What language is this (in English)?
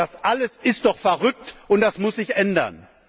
German